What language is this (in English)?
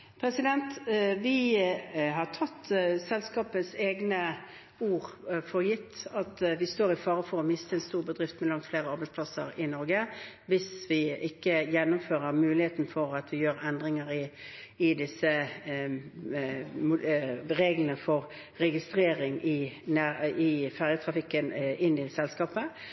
Norwegian Bokmål